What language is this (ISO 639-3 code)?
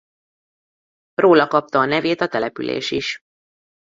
hun